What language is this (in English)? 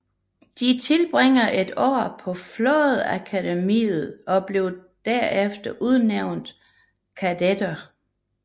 Danish